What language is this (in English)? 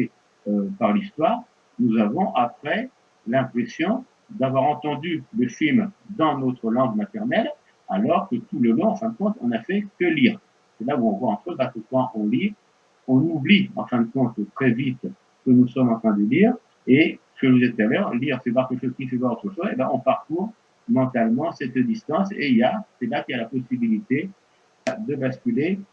French